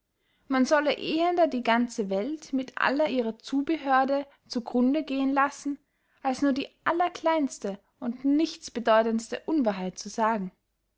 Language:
German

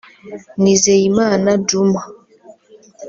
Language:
Kinyarwanda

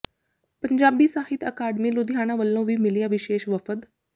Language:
Punjabi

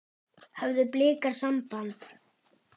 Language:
Icelandic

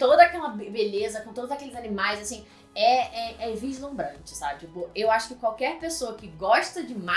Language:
Portuguese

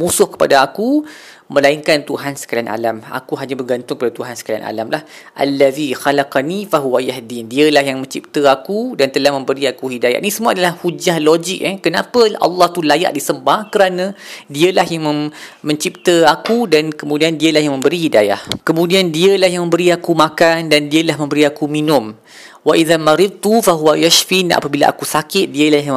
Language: Malay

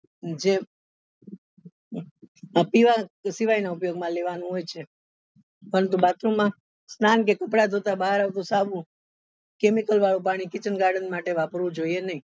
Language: Gujarati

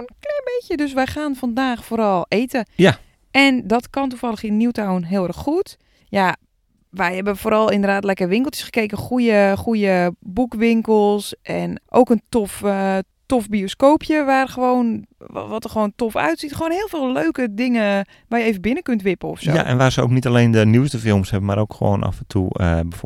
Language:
Dutch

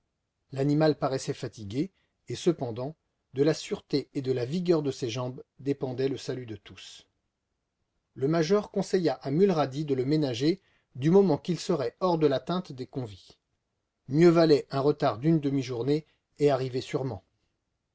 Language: French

